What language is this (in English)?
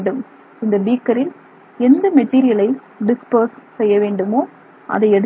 Tamil